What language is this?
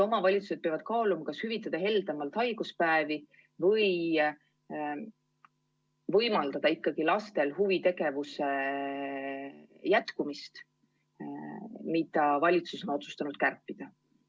Estonian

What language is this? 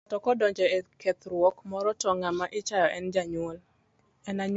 Luo (Kenya and Tanzania)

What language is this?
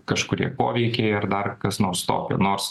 Lithuanian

